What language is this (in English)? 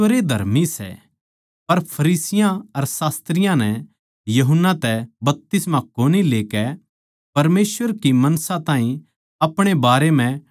Haryanvi